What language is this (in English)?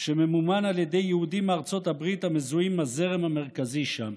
Hebrew